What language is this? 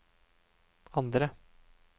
Norwegian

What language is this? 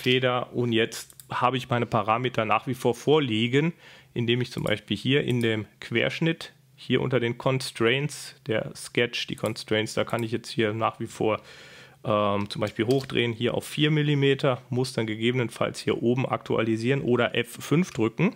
German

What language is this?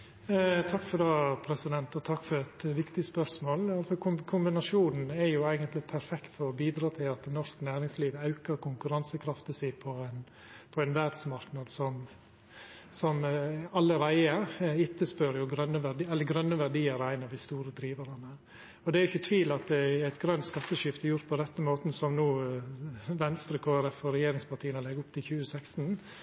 Norwegian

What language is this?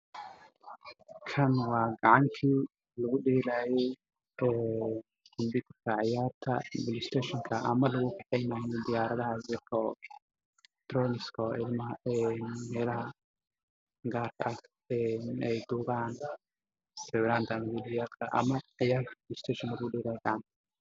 Somali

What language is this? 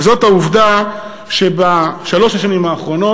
Hebrew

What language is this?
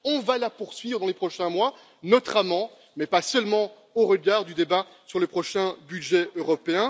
French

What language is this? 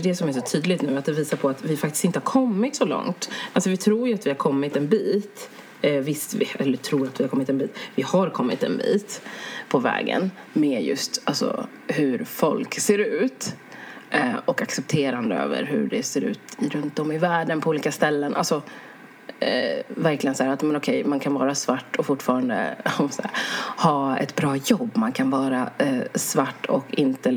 Swedish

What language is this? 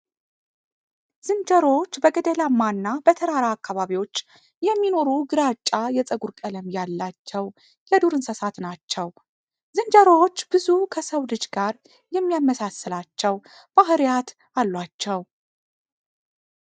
Amharic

